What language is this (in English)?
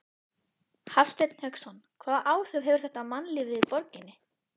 Icelandic